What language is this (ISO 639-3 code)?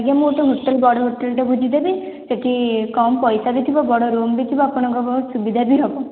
ori